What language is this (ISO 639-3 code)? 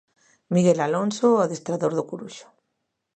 glg